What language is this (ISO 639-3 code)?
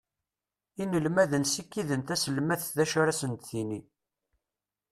kab